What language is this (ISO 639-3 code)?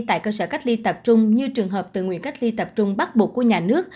vie